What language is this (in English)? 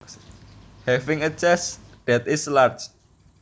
Javanese